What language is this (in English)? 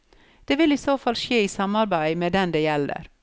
Norwegian